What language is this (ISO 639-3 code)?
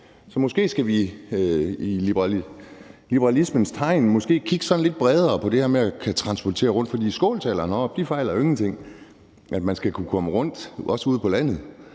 dan